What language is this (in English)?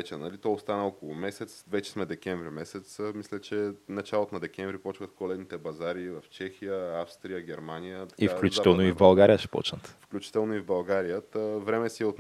Bulgarian